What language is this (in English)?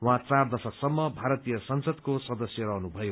Nepali